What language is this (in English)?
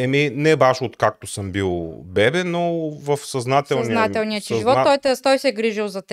Bulgarian